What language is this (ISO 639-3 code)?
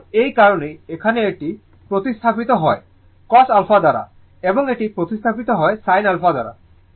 ben